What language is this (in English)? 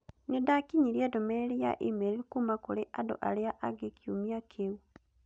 Kikuyu